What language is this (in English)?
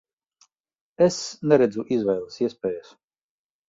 Latvian